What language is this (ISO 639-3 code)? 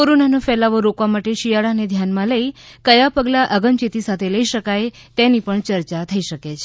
guj